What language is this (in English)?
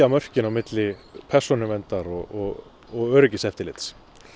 Icelandic